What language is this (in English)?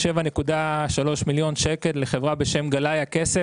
Hebrew